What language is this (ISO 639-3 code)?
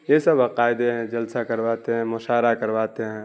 urd